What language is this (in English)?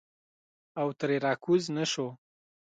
Pashto